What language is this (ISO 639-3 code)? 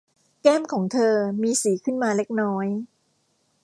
tha